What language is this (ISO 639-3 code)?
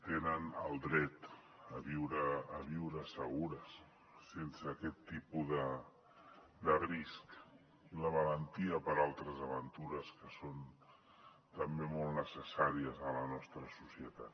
cat